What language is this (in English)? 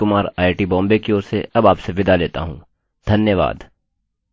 Hindi